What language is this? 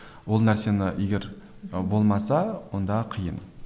Kazakh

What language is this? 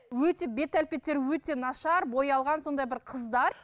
Kazakh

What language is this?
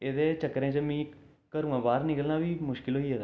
Dogri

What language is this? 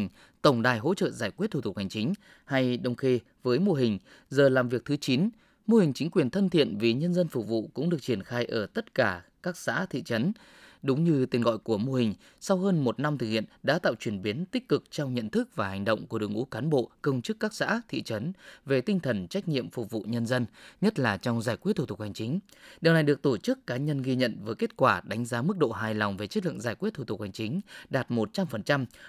Vietnamese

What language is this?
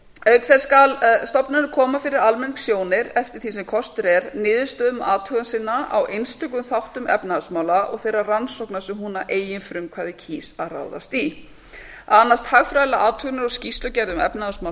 Icelandic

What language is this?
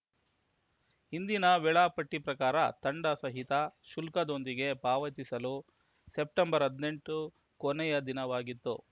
Kannada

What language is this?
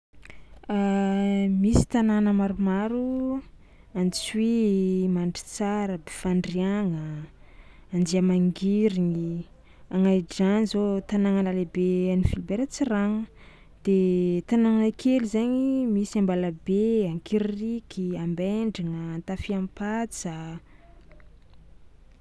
Tsimihety Malagasy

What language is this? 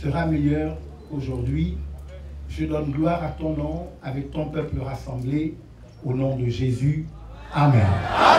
French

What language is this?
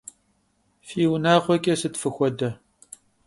Kabardian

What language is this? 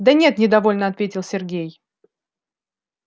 Russian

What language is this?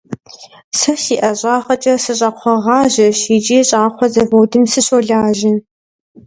Kabardian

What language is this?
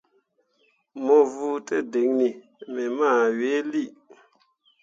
Mundang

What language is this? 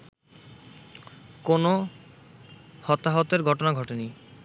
Bangla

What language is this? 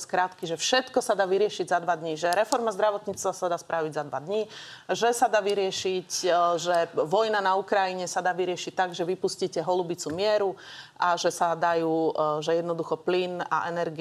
Slovak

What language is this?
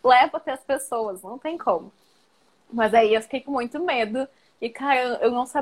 Portuguese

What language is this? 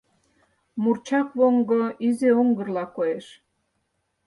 Mari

